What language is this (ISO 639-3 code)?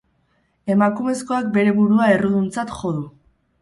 eus